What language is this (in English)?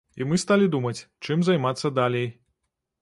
Belarusian